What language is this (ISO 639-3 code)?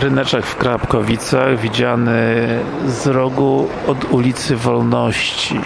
pol